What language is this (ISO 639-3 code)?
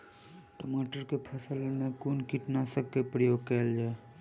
mai